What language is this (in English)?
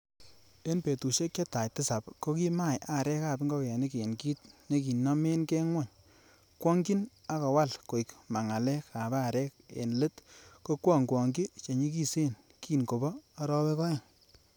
Kalenjin